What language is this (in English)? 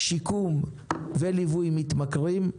Hebrew